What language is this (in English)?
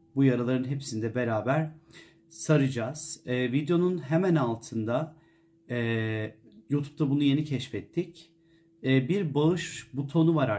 Turkish